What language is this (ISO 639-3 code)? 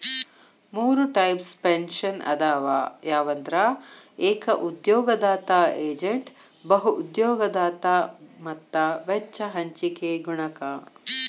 kan